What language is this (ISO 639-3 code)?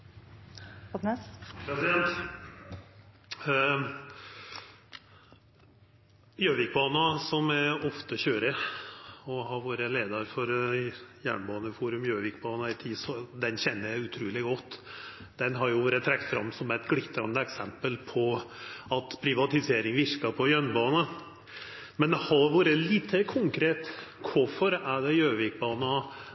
nno